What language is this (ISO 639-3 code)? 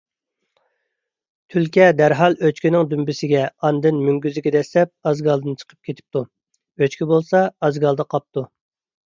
uig